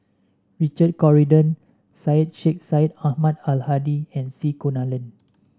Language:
English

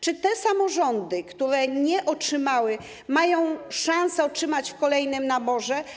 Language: Polish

